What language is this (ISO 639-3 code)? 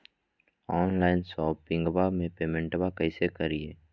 mag